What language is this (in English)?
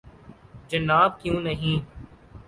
Urdu